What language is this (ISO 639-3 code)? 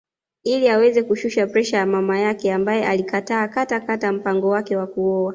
swa